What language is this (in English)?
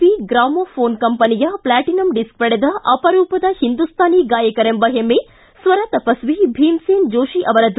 Kannada